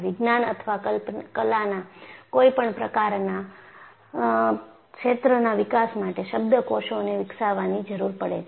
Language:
Gujarati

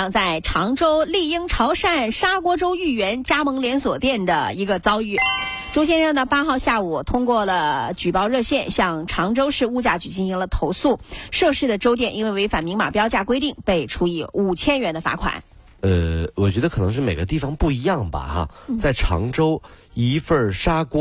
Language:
Chinese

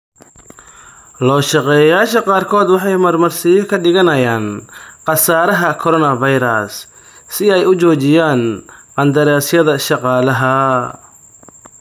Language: Somali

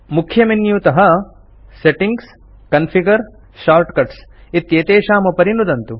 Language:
Sanskrit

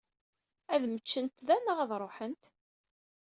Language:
Kabyle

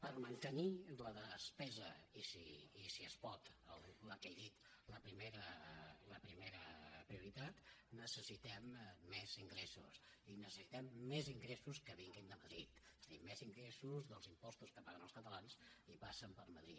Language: Catalan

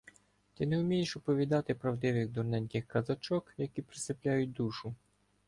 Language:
Ukrainian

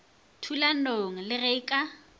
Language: Northern Sotho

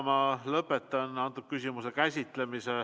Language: Estonian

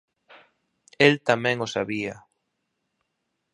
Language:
Galician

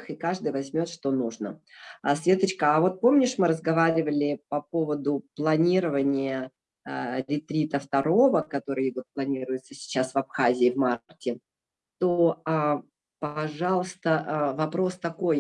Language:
Russian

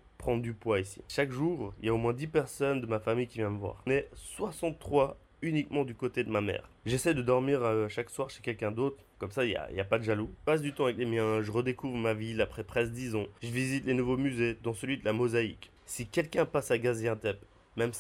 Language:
French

